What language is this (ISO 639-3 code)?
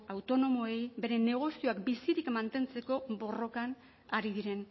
eus